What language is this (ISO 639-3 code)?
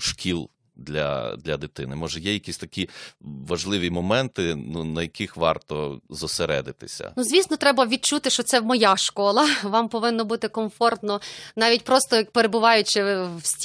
ukr